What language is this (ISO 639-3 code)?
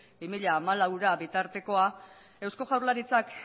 eus